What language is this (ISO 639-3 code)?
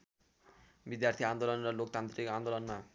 nep